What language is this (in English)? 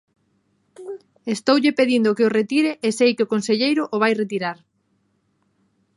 Galician